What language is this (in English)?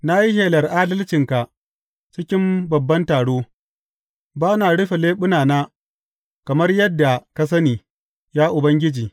Hausa